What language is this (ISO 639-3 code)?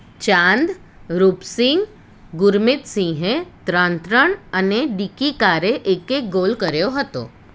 guj